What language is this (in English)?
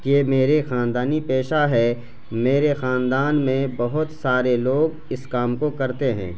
Urdu